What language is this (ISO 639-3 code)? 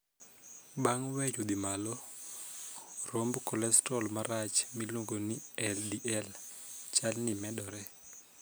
luo